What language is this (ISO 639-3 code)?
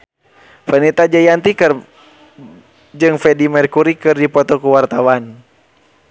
sun